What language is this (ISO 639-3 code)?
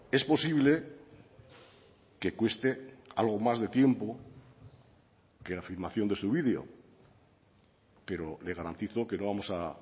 spa